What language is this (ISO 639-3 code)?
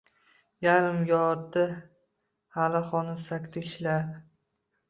uzb